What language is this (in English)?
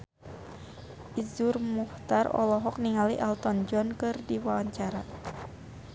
Sundanese